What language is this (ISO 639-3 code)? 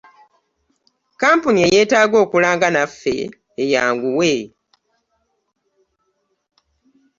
lug